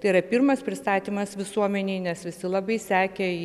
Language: Lithuanian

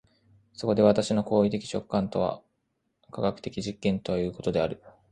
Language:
Japanese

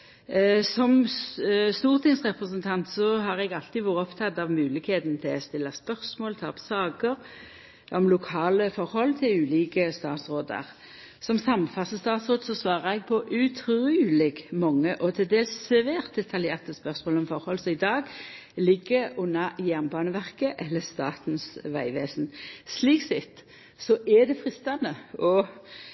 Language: Norwegian Nynorsk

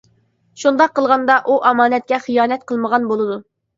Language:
Uyghur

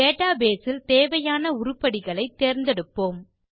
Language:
Tamil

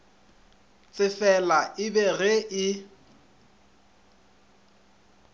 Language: Northern Sotho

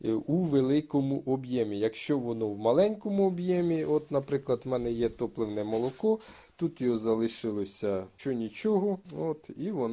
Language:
Ukrainian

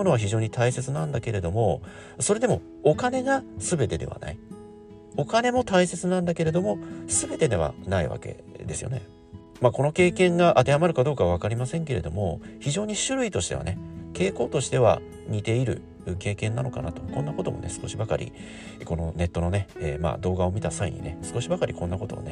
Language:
Japanese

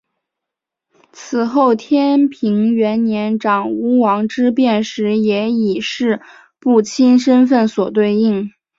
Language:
Chinese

